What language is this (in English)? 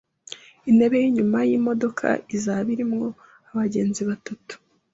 Kinyarwanda